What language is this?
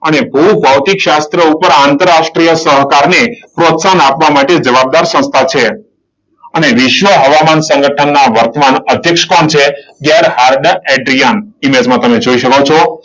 Gujarati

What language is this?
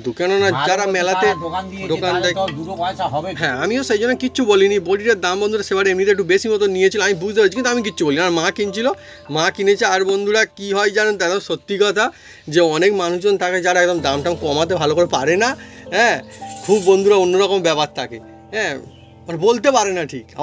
Korean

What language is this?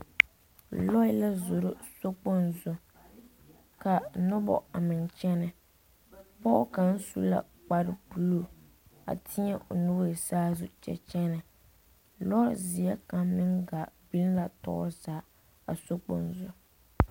Southern Dagaare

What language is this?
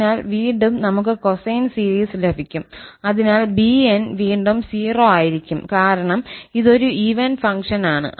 Malayalam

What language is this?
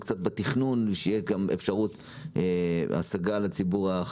Hebrew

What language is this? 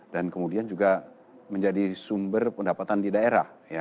Indonesian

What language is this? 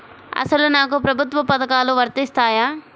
Telugu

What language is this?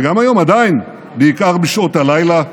Hebrew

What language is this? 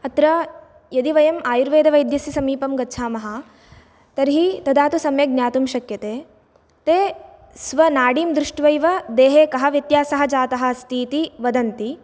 Sanskrit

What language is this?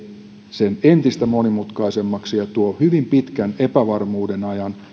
Finnish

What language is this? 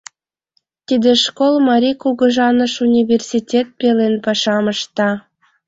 Mari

